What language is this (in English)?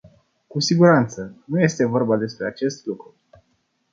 Romanian